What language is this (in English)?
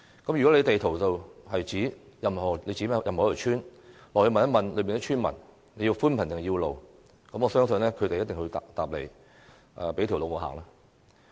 Cantonese